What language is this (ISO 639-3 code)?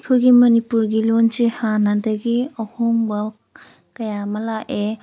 mni